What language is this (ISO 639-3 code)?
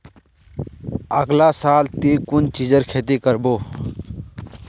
mag